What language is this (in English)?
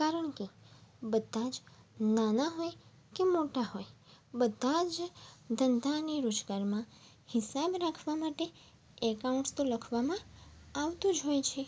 Gujarati